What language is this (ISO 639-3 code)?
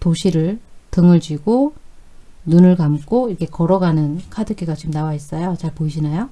kor